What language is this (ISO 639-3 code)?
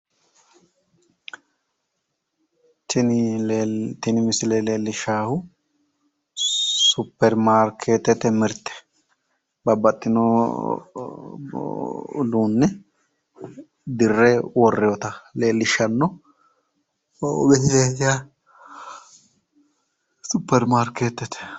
sid